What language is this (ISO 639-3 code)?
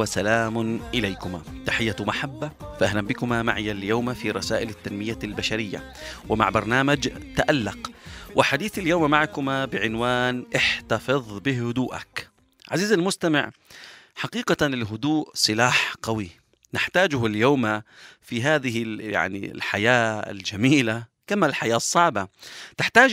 ara